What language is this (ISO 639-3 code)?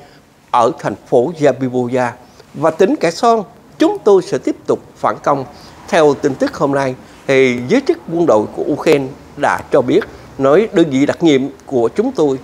vie